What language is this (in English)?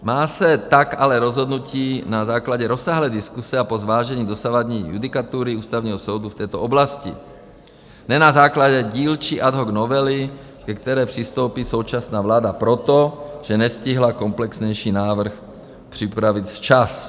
Czech